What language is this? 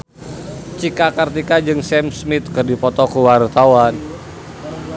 Sundanese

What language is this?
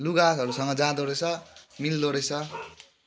Nepali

